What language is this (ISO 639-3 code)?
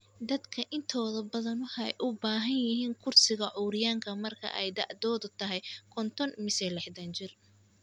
som